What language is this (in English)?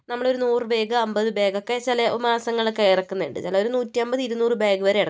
Malayalam